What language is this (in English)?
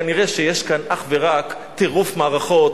Hebrew